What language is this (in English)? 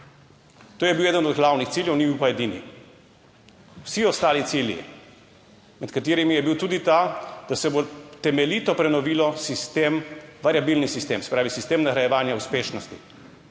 Slovenian